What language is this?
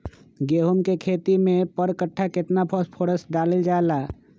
Magahi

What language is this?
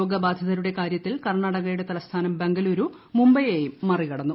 Malayalam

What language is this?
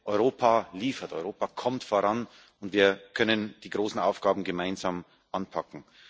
German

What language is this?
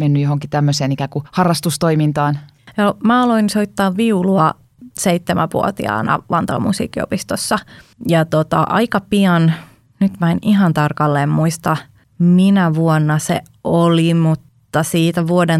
Finnish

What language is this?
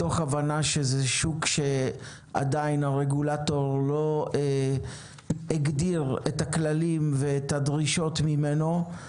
Hebrew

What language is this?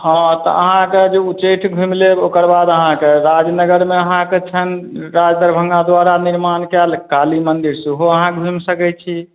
Maithili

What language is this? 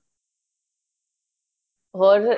Punjabi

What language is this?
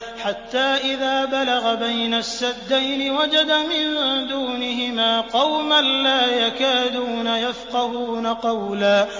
Arabic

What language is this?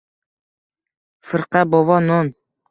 Uzbek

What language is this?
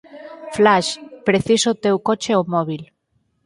Galician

